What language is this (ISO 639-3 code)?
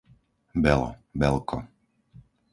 slk